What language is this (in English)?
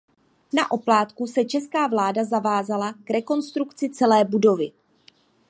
Czech